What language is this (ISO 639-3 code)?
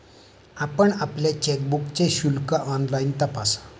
mar